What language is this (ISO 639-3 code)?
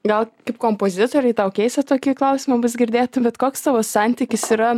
lit